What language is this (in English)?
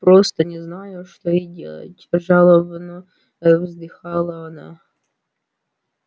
Russian